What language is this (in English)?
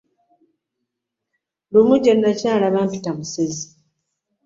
Ganda